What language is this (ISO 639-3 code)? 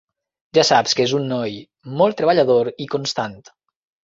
cat